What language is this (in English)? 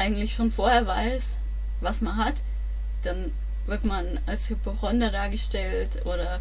German